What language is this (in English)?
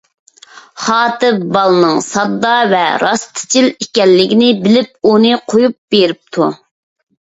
Uyghur